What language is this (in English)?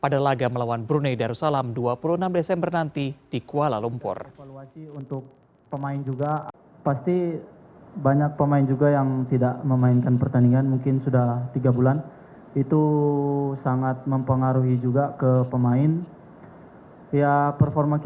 Indonesian